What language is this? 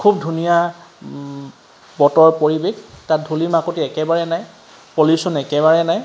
Assamese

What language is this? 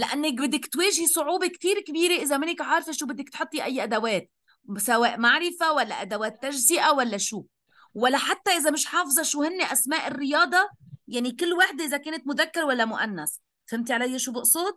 Arabic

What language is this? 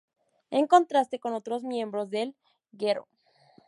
Spanish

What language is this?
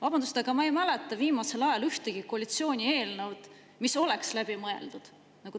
Estonian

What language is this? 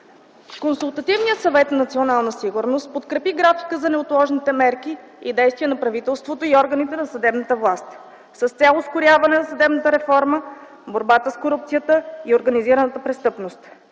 Bulgarian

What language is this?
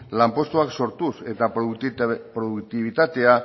Basque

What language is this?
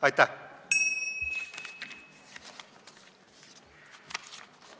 Estonian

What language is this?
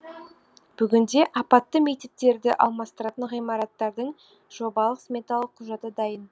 Kazakh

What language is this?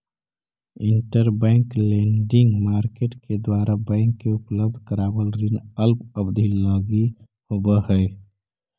Magahi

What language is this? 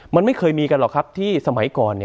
Thai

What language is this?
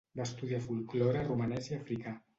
Catalan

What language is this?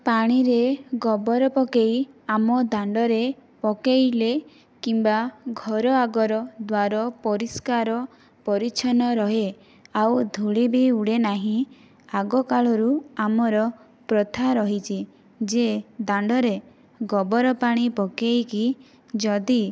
Odia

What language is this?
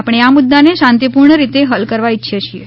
Gujarati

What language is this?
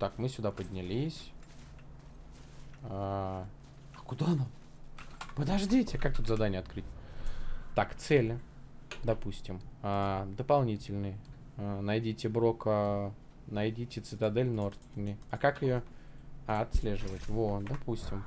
Russian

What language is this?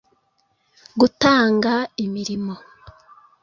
Kinyarwanda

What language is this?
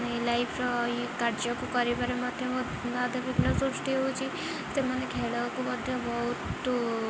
Odia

